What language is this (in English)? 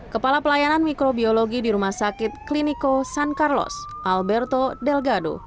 Indonesian